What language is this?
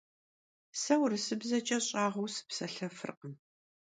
Kabardian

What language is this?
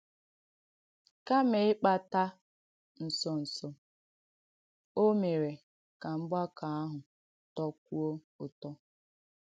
Igbo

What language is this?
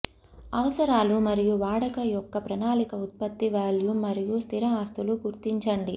Telugu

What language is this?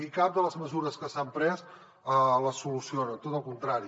Catalan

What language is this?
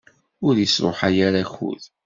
Kabyle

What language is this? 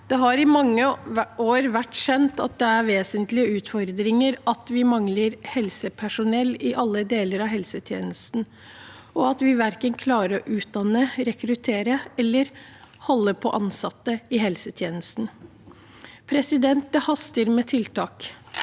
Norwegian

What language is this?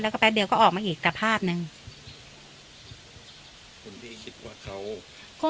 Thai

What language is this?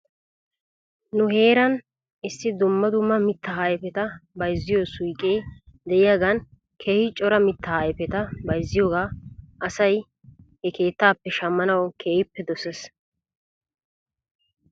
Wolaytta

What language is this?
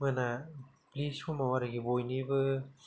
Bodo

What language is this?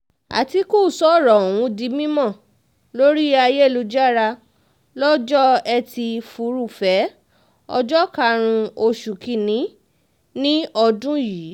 Yoruba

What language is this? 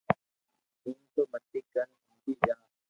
Loarki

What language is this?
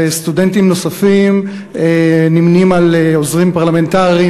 Hebrew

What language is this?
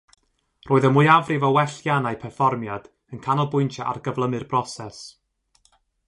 Welsh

